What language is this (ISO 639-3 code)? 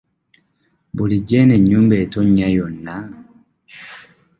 lug